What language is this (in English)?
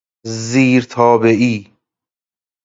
Persian